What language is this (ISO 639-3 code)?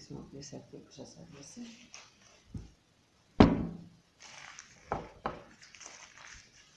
ell